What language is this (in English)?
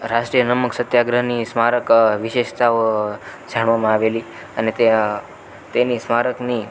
Gujarati